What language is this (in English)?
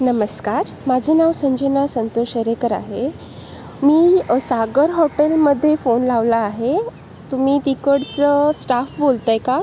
Marathi